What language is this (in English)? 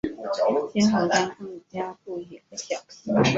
Chinese